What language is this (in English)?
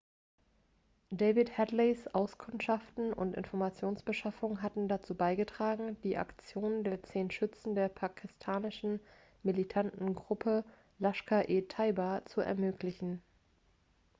German